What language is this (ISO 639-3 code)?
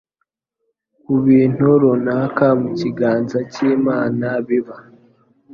kin